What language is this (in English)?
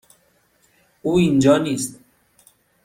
Persian